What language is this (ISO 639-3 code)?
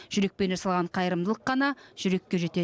kaz